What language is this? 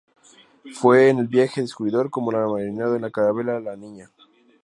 Spanish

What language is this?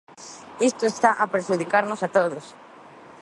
Galician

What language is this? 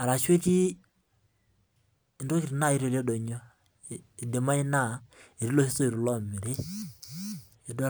Masai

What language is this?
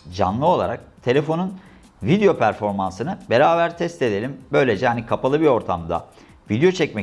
Turkish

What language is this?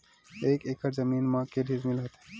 Chhattisgarhi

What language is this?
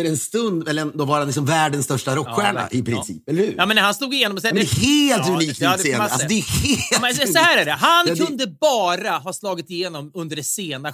Swedish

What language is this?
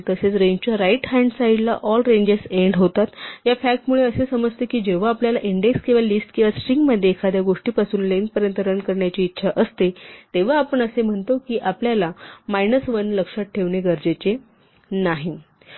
Marathi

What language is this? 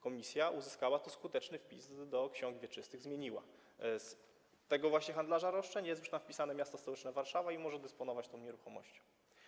Polish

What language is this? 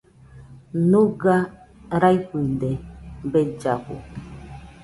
Nüpode Huitoto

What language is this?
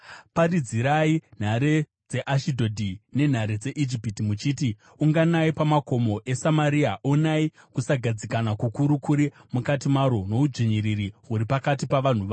Shona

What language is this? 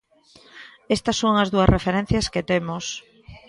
Galician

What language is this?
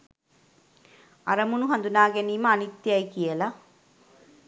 Sinhala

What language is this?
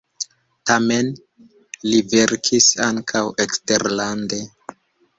Esperanto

